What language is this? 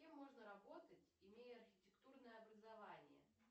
Russian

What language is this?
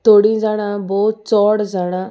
Konkani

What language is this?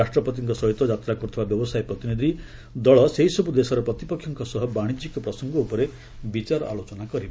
Odia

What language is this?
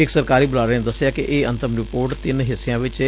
Punjabi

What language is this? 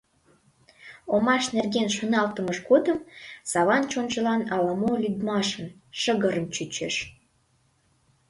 Mari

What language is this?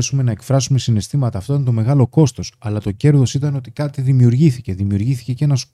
Greek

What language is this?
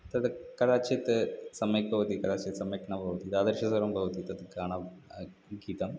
Sanskrit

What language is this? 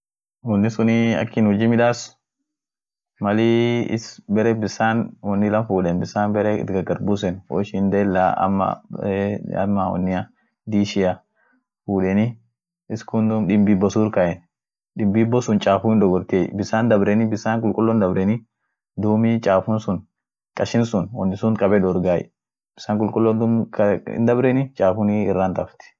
Orma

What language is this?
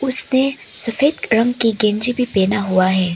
Hindi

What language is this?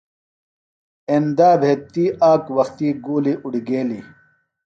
Phalura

